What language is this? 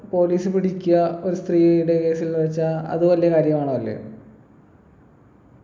Malayalam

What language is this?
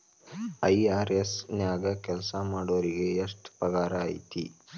Kannada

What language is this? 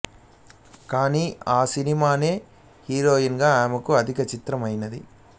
Telugu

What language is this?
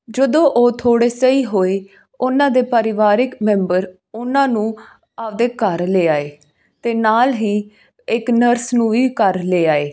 Punjabi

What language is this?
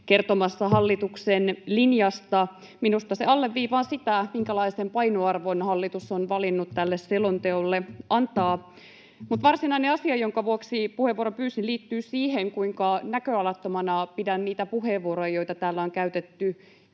Finnish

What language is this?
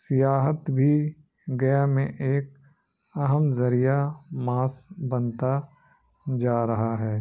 Urdu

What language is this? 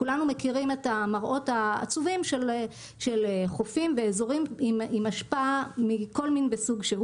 Hebrew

